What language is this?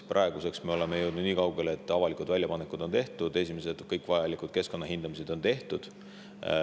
Estonian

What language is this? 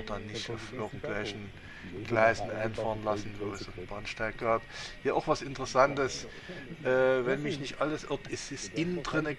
German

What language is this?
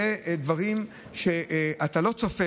Hebrew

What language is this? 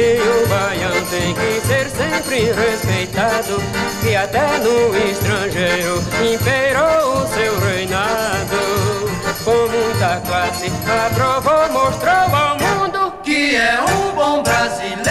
Portuguese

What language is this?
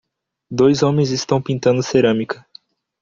Portuguese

